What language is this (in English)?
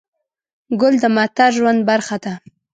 Pashto